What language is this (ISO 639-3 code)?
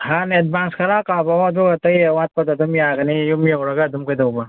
mni